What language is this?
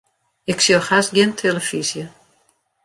Western Frisian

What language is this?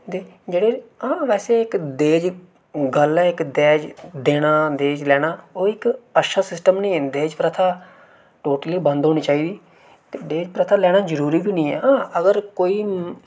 Dogri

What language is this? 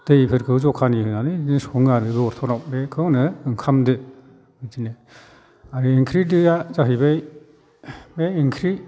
Bodo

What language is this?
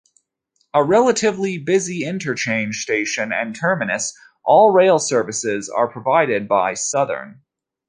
English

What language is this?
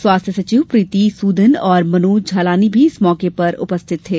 Hindi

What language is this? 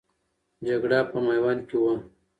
Pashto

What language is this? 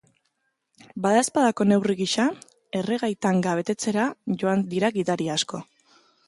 Basque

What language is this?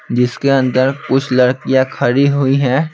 Hindi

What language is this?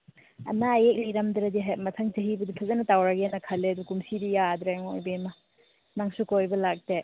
Manipuri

